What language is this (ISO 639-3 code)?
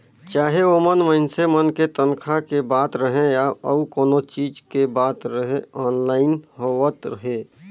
hne